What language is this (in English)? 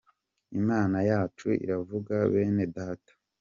Kinyarwanda